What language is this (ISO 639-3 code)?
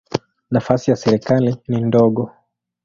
swa